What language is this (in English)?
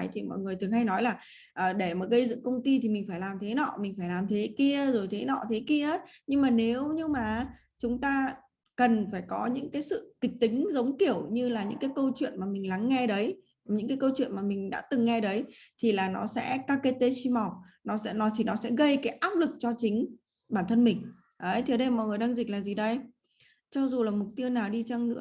Vietnamese